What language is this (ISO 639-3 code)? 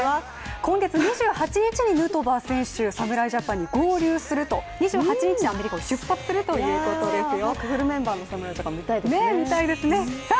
jpn